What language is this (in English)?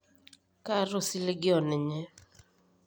Masai